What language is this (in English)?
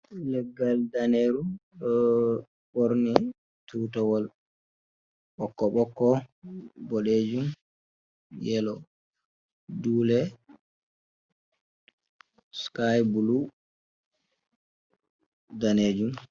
Fula